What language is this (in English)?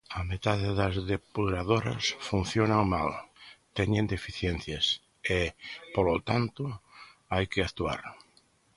Galician